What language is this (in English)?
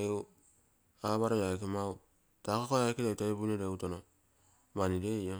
Terei